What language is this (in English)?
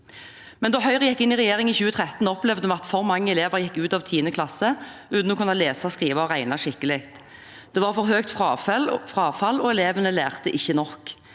Norwegian